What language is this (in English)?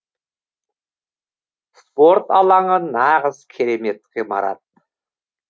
Kazakh